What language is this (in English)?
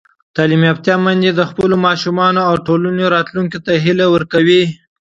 Pashto